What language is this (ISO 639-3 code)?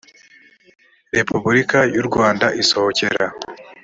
kin